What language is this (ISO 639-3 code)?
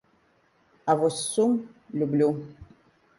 bel